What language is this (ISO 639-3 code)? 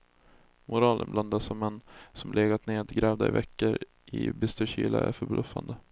swe